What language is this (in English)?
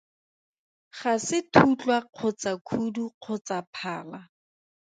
Tswana